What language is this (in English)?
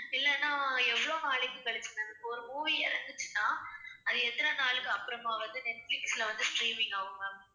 Tamil